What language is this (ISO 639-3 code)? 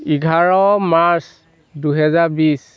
asm